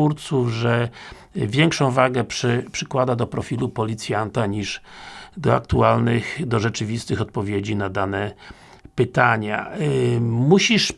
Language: Polish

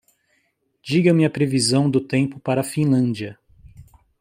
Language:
Portuguese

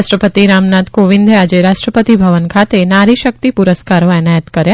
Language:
Gujarati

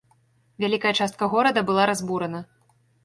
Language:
Belarusian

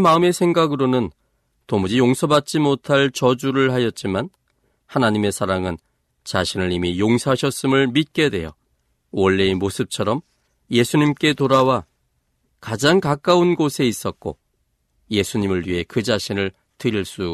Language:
Korean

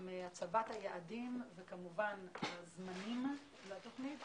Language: Hebrew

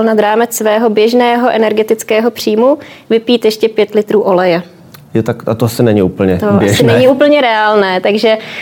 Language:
Czech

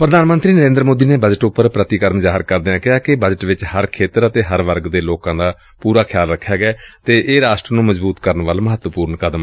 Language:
Punjabi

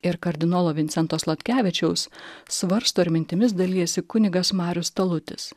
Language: Lithuanian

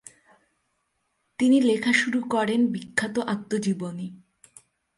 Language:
Bangla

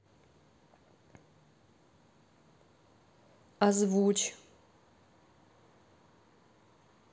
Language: Russian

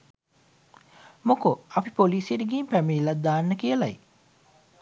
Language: Sinhala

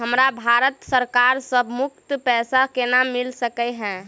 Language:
Maithili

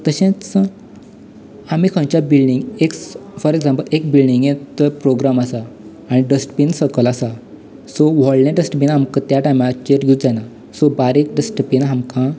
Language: Konkani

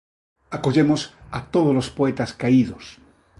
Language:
Galician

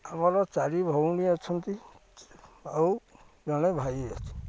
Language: Odia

